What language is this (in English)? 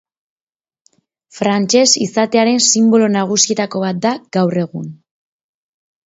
Basque